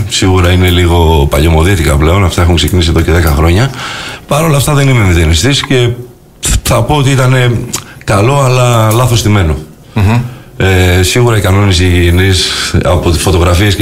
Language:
Greek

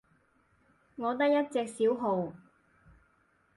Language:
Cantonese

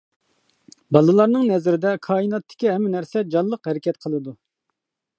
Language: Uyghur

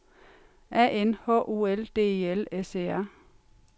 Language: Danish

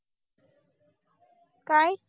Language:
Marathi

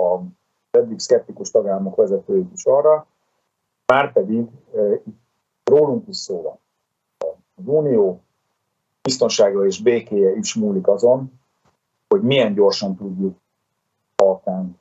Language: Hungarian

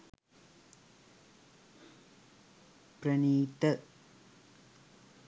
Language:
Sinhala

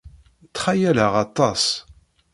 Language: Kabyle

